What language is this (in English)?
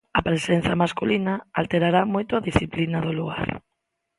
Galician